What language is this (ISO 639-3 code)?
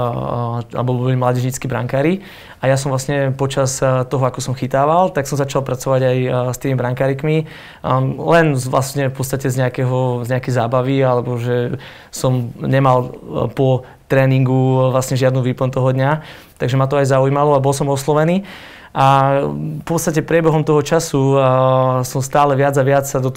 slk